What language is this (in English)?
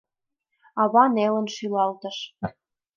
Mari